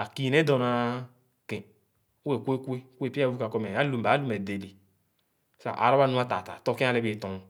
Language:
Khana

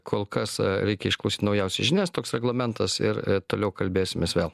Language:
Lithuanian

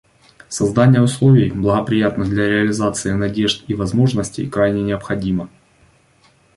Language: Russian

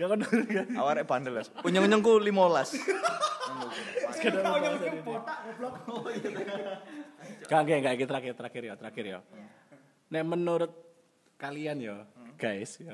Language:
Indonesian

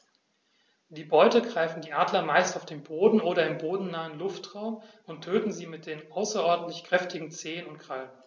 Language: German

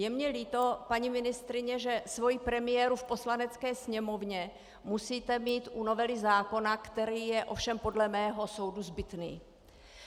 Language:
Czech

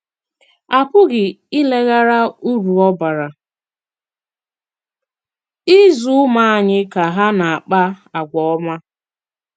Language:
Igbo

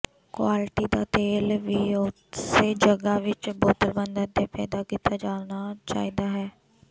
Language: Punjabi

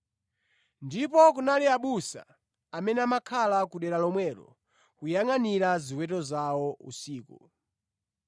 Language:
Nyanja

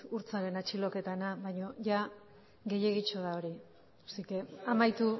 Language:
Basque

